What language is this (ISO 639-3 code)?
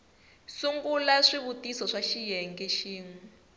tso